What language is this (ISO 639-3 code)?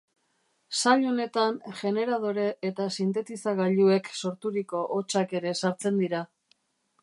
eus